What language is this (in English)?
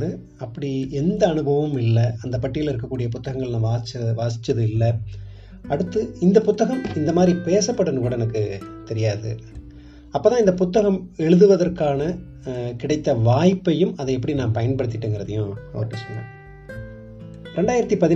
Tamil